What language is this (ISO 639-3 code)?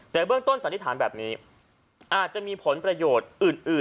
tha